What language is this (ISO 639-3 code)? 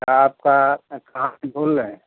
hin